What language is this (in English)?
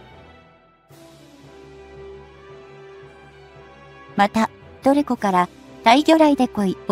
Japanese